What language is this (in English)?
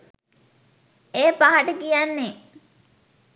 Sinhala